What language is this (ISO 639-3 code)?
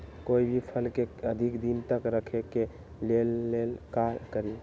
mag